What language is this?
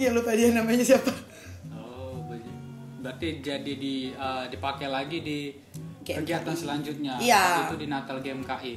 Indonesian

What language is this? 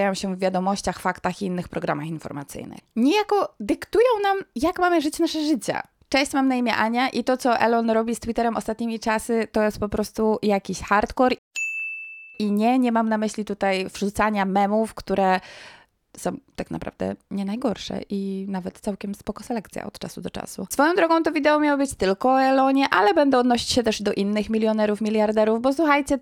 Polish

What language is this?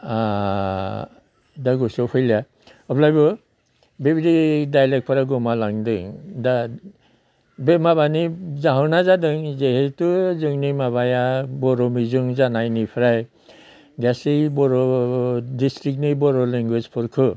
Bodo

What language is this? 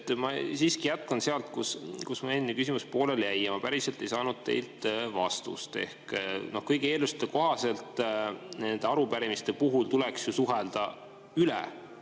Estonian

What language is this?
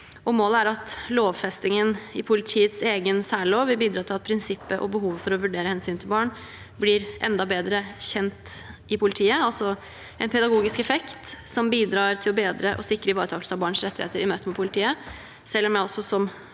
Norwegian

